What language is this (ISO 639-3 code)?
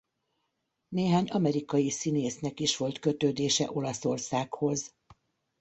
hun